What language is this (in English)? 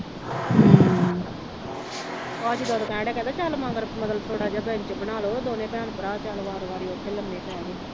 Punjabi